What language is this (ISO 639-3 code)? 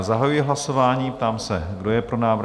ces